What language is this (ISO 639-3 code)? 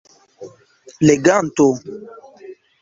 epo